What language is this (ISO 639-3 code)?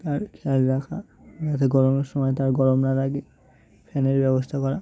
ben